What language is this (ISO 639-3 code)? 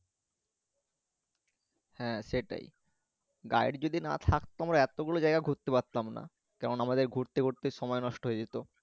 ben